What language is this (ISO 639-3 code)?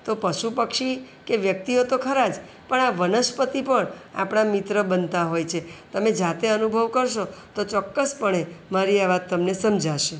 guj